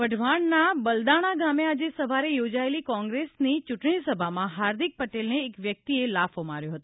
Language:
Gujarati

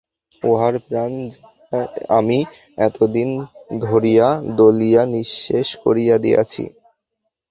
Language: Bangla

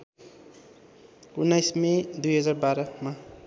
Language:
Nepali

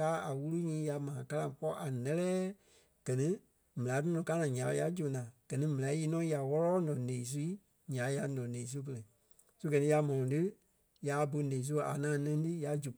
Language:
Kpelle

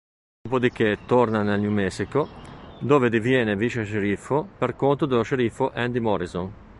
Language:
Italian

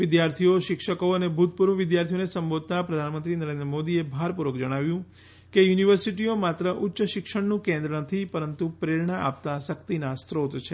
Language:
Gujarati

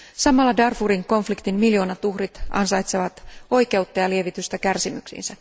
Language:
Finnish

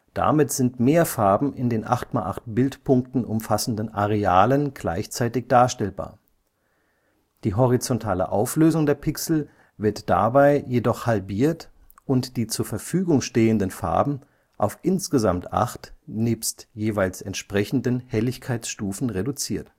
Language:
German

